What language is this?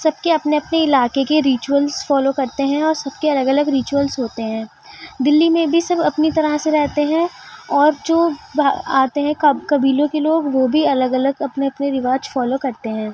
Urdu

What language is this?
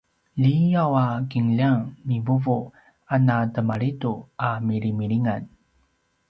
Paiwan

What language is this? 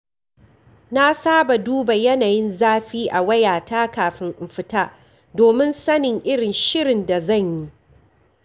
Hausa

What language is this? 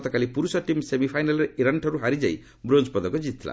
Odia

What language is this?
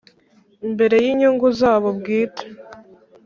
Kinyarwanda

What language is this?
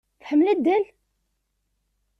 Kabyle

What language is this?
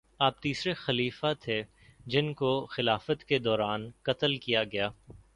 Urdu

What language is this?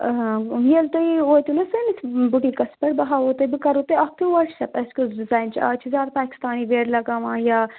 Kashmiri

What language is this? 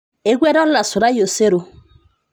Masai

